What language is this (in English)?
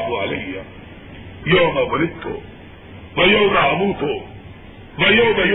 Urdu